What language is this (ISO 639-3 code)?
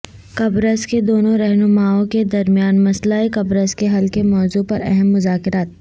urd